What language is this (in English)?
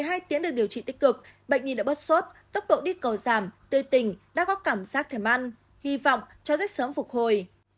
Vietnamese